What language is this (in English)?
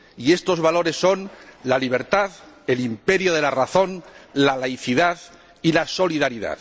Spanish